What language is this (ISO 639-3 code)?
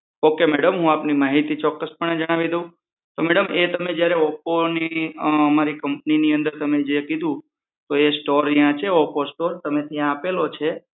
guj